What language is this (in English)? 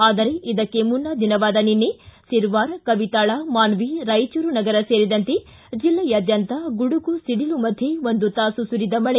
Kannada